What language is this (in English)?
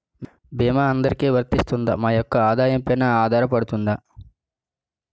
Telugu